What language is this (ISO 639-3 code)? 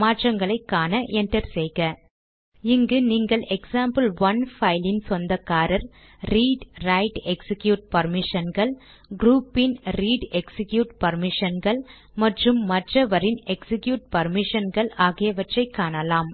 tam